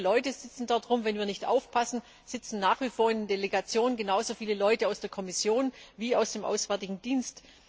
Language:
German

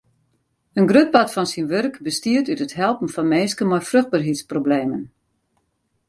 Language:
Western Frisian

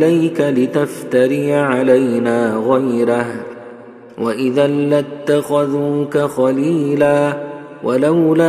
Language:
Arabic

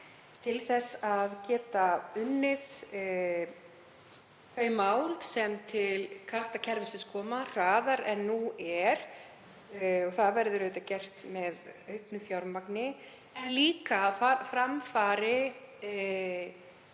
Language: Icelandic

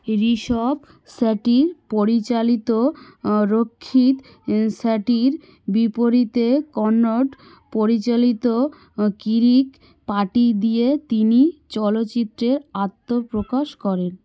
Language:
Bangla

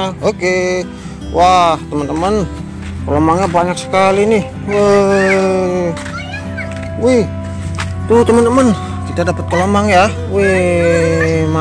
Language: Indonesian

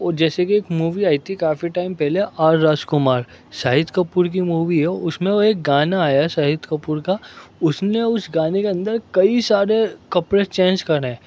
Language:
Urdu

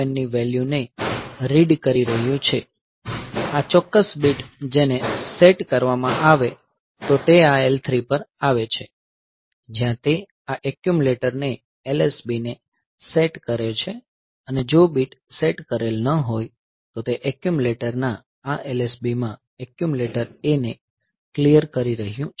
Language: Gujarati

